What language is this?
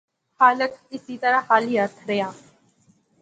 Pahari-Potwari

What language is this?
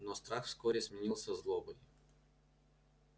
Russian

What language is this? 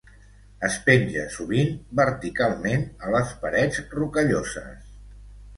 Catalan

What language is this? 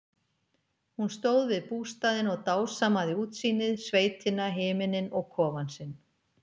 Icelandic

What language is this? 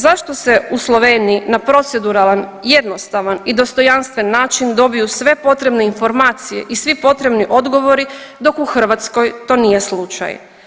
Croatian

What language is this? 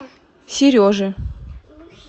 Russian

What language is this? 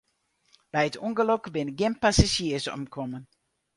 Western Frisian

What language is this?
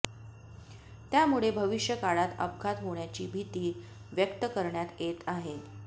Marathi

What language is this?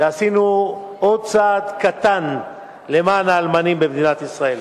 Hebrew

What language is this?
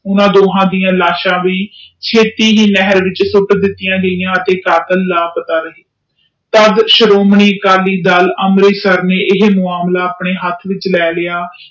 Punjabi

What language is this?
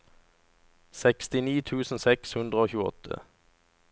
Norwegian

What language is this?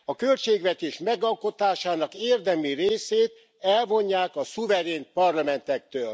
Hungarian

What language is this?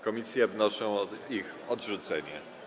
Polish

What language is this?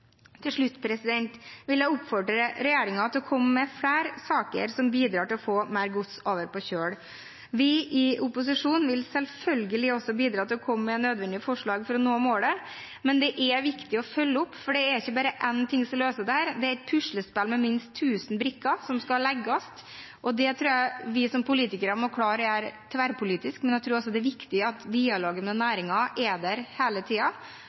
Norwegian Bokmål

